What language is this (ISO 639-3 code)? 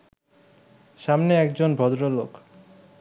ben